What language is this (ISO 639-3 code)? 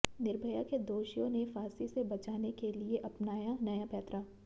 hin